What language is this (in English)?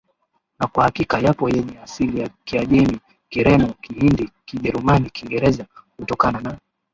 Swahili